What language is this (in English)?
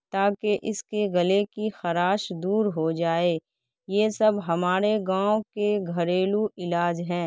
Urdu